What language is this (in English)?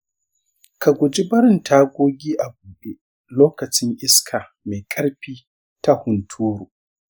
Hausa